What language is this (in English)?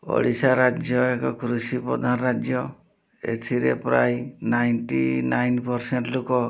Odia